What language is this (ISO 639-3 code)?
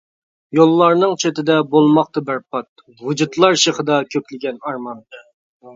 uig